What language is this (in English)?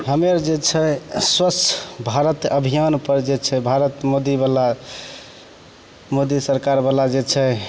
Maithili